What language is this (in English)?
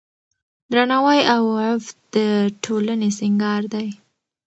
Pashto